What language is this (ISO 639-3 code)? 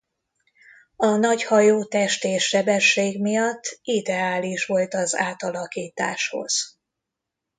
hun